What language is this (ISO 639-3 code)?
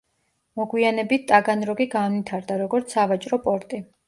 kat